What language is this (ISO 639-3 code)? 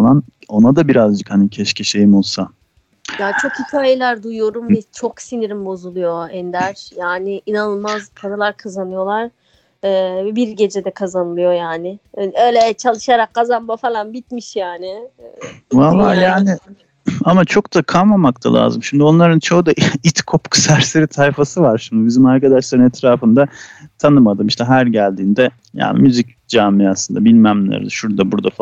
tur